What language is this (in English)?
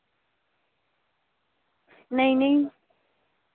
Dogri